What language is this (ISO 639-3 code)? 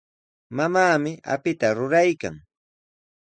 qws